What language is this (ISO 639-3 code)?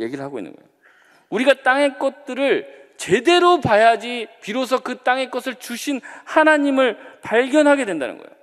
kor